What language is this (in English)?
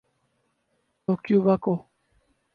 Urdu